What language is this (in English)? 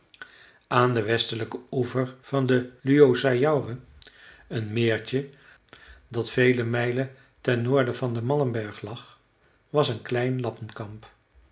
Dutch